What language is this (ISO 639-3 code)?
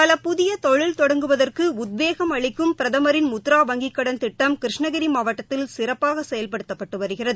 tam